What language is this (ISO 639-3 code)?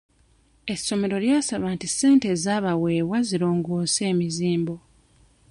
lug